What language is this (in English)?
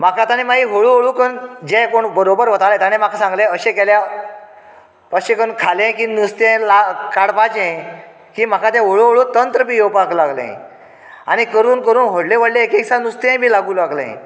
Konkani